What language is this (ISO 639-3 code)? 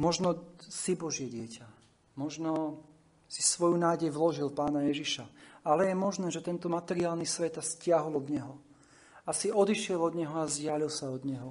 slk